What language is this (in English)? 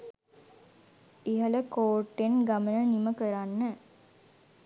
Sinhala